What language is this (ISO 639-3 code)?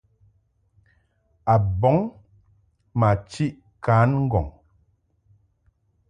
mhk